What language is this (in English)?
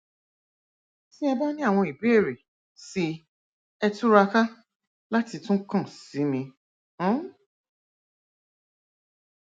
Yoruba